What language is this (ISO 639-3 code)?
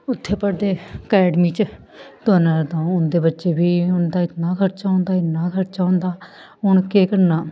doi